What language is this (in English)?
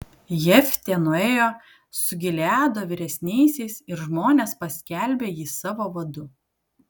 Lithuanian